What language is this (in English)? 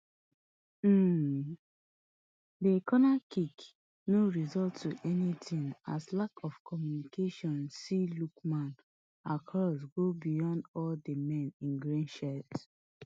Nigerian Pidgin